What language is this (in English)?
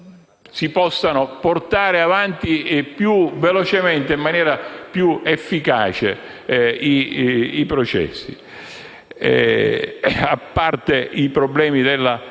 Italian